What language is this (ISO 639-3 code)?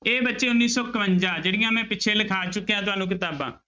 pan